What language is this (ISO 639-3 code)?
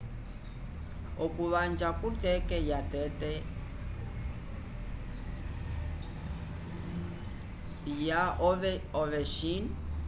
umb